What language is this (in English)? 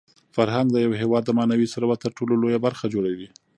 Pashto